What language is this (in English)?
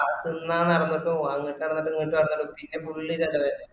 Malayalam